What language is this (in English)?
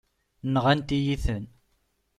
Kabyle